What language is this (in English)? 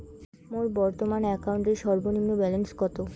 Bangla